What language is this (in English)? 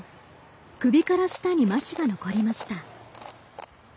Japanese